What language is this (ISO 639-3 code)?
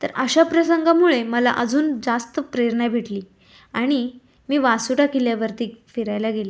mar